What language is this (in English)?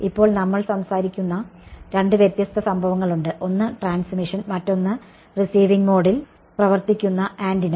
Malayalam